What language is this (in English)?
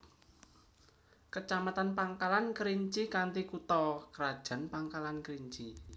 Javanese